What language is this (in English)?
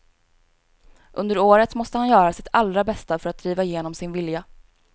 Swedish